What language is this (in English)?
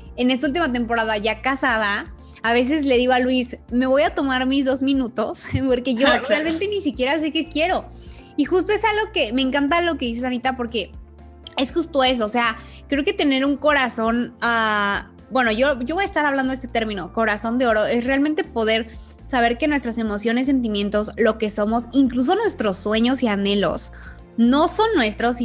Spanish